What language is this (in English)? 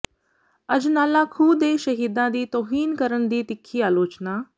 Punjabi